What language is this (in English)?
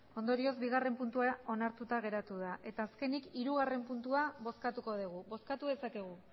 Basque